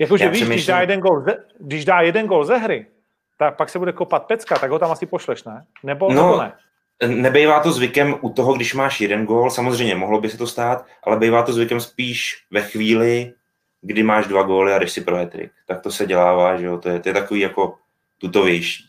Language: Czech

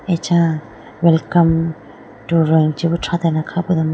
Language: Idu-Mishmi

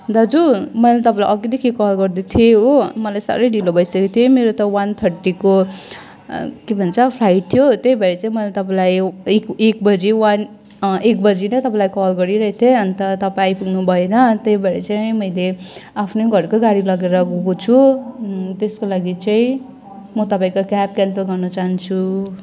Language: Nepali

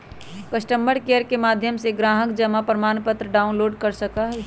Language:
Magahi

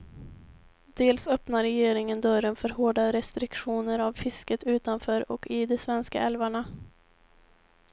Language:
Swedish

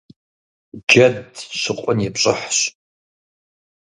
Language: Kabardian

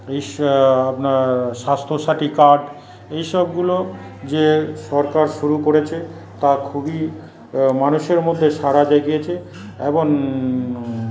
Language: Bangla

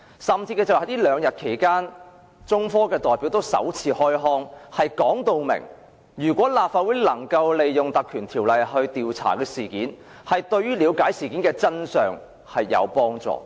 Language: Cantonese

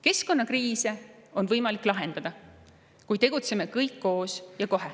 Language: Estonian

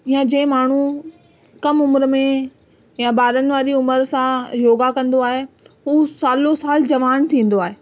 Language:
Sindhi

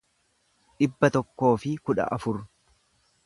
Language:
Oromo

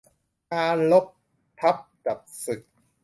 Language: Thai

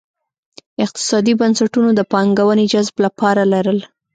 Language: Pashto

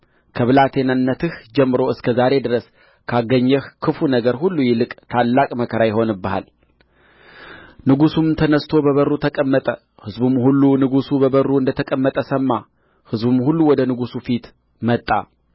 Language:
Amharic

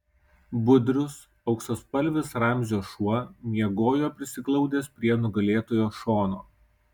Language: Lithuanian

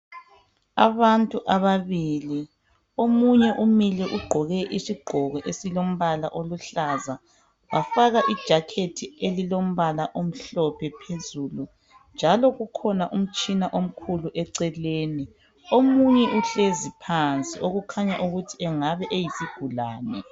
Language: North Ndebele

